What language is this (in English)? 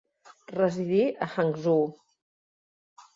Catalan